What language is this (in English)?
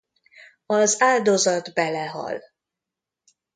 Hungarian